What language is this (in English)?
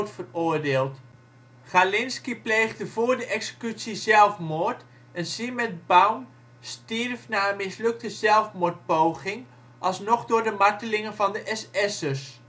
Dutch